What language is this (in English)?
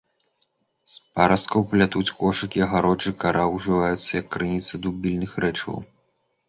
Belarusian